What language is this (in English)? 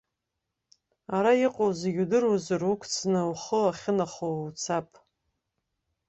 Abkhazian